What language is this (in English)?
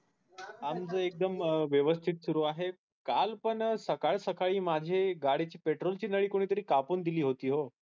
Marathi